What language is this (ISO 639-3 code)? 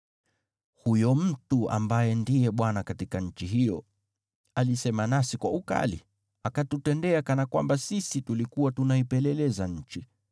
swa